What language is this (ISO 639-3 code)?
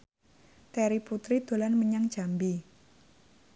jav